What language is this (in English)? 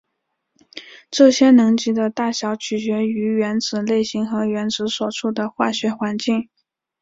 Chinese